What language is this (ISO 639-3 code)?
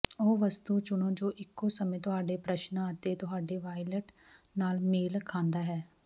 pan